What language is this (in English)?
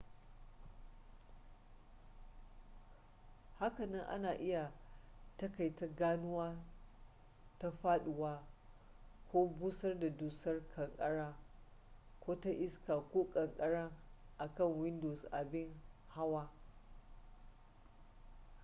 Hausa